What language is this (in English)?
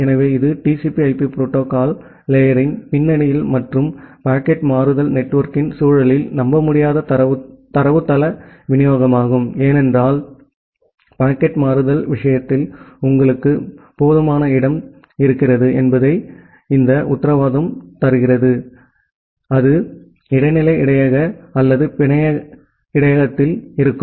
Tamil